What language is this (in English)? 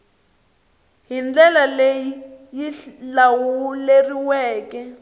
Tsonga